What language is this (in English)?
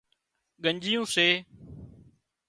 Wadiyara Koli